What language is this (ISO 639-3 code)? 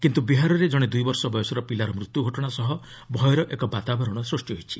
ori